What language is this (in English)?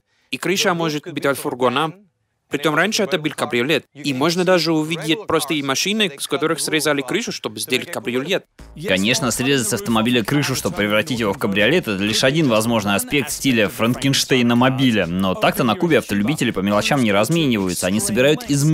Russian